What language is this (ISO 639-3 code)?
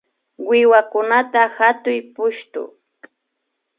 qvi